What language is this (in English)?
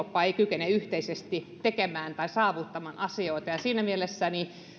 Finnish